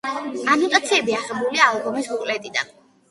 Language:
Georgian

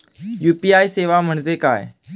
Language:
Marathi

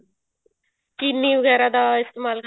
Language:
Punjabi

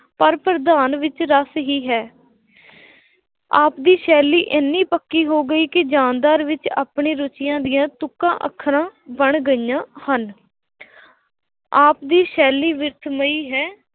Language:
Punjabi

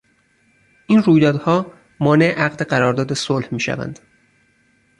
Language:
Persian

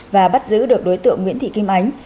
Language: Vietnamese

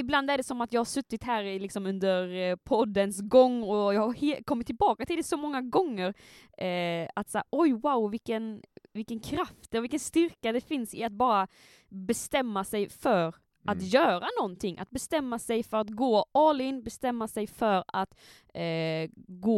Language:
Swedish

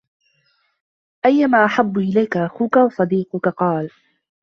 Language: Arabic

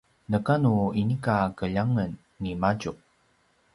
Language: Paiwan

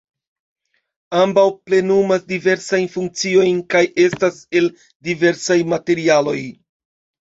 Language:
Esperanto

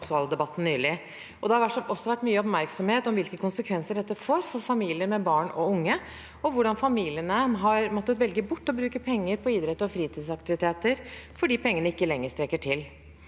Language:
Norwegian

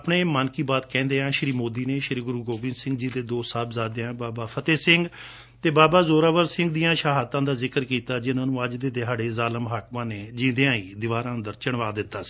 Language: Punjabi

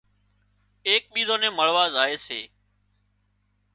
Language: Wadiyara Koli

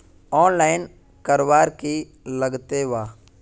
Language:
Magahi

